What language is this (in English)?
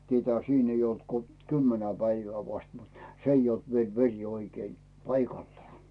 Finnish